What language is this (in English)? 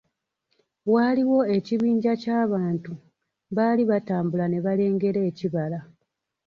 Ganda